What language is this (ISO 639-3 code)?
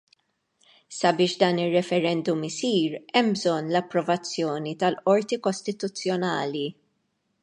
mlt